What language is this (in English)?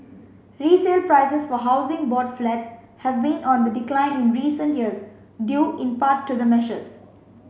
English